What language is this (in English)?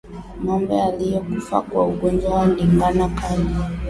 Swahili